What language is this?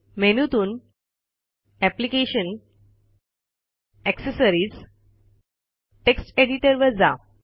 Marathi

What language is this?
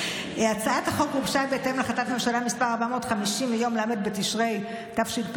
Hebrew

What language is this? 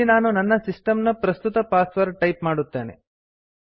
Kannada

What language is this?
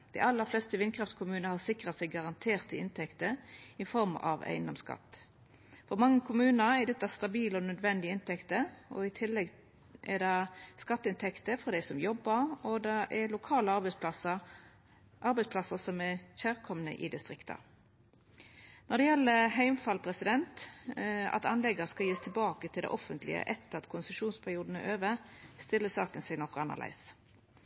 Norwegian Nynorsk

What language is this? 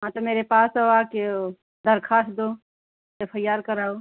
Hindi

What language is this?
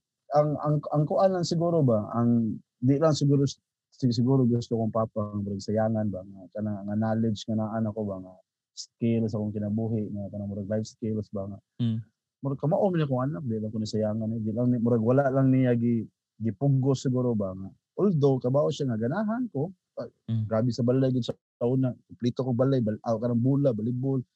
Filipino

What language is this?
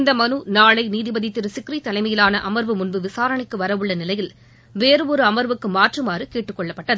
Tamil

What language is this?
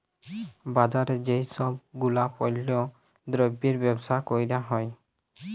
Bangla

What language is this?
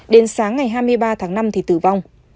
Vietnamese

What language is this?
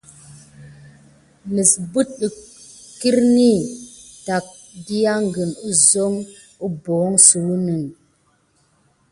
Gidar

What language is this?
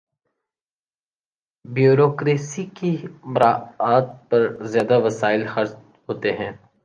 Urdu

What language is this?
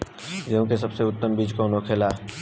Bhojpuri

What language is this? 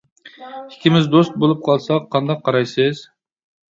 Uyghur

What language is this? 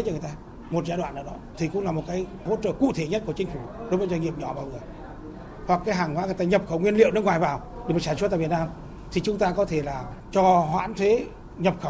Vietnamese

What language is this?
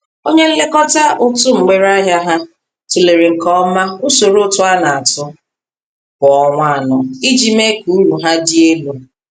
Igbo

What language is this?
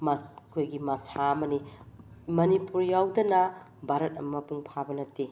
Manipuri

